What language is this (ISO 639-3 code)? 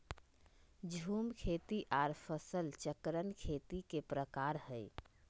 mag